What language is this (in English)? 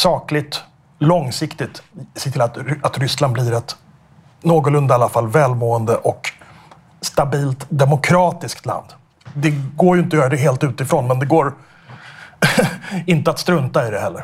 Swedish